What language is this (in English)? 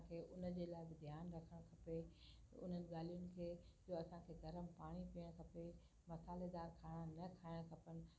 Sindhi